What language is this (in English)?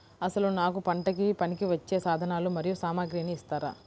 Telugu